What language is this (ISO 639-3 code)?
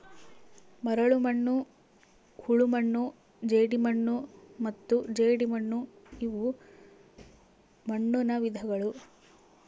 kan